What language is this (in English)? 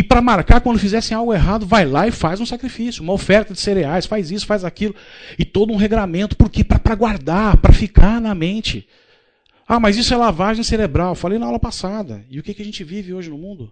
Portuguese